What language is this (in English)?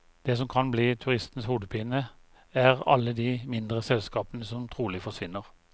Norwegian